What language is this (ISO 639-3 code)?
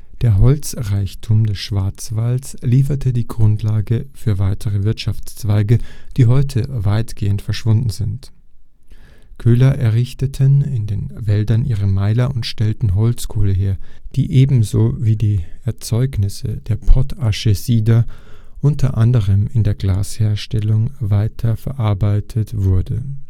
deu